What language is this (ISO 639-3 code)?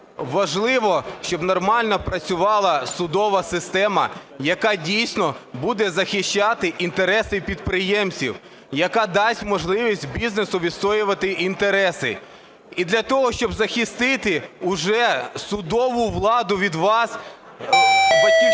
ukr